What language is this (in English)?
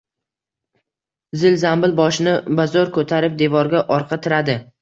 Uzbek